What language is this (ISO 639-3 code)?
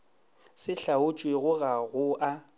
nso